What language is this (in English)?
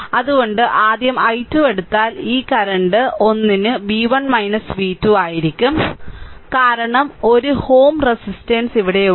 Malayalam